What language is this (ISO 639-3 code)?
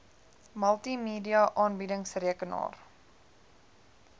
afr